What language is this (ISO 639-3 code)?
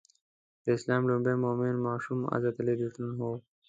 pus